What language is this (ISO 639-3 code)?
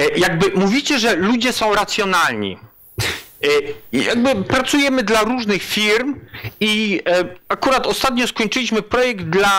pol